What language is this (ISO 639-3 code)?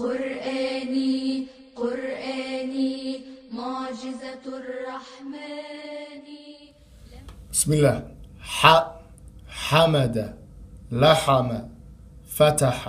ara